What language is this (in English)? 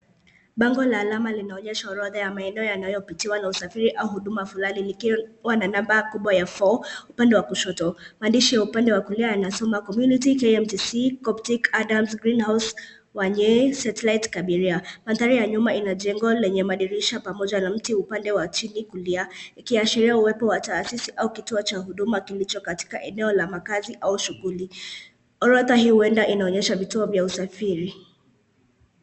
Swahili